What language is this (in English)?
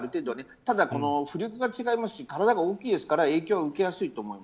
Japanese